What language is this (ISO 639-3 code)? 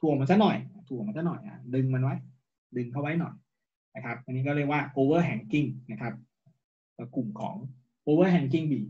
tha